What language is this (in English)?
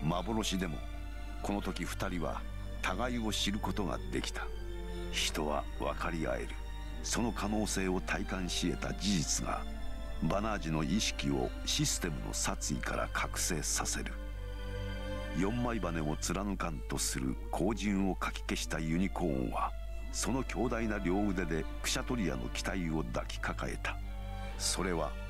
Japanese